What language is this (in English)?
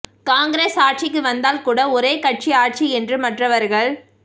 Tamil